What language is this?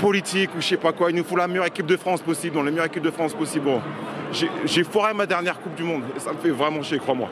French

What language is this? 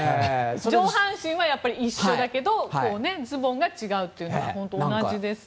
Japanese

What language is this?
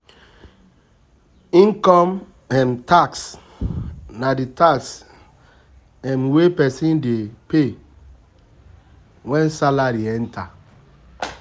Nigerian Pidgin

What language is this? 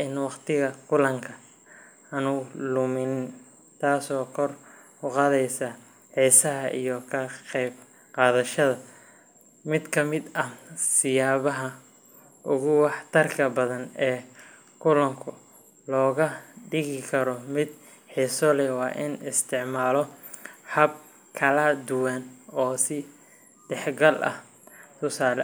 Somali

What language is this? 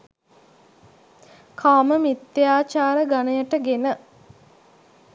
Sinhala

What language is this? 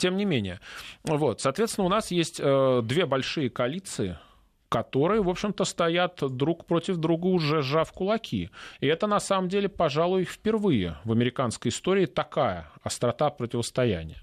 Russian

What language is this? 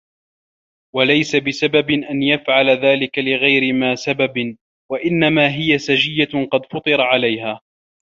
Arabic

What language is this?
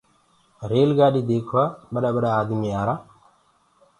Gurgula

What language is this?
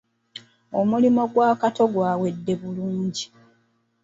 Ganda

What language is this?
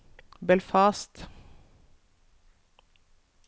Norwegian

